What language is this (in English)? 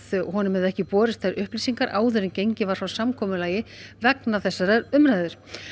Icelandic